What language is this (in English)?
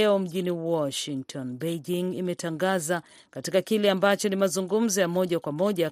Swahili